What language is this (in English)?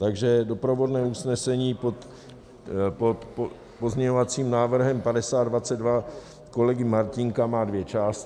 Czech